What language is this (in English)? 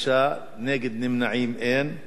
Hebrew